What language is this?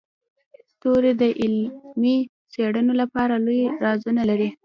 Pashto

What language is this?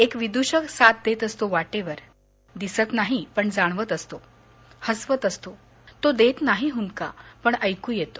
Marathi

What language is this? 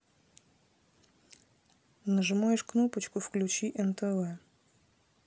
Russian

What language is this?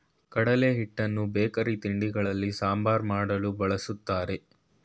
Kannada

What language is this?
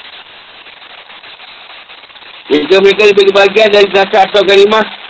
Malay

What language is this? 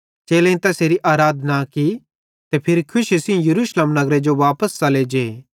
Bhadrawahi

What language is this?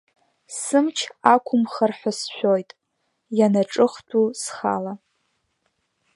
Abkhazian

